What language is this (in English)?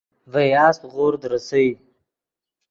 Yidgha